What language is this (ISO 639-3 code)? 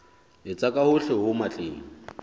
sot